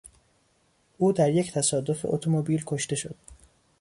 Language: Persian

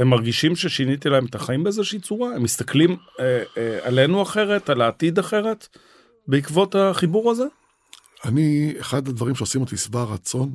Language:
Hebrew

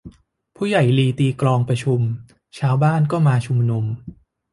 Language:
Thai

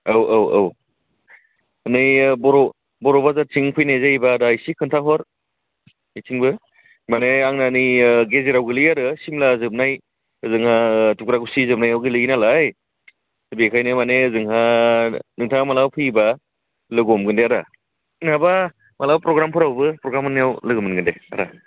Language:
Bodo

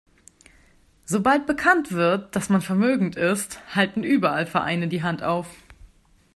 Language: German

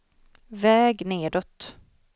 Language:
Swedish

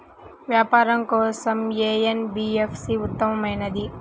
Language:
Telugu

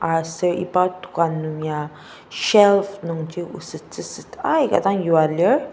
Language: Ao Naga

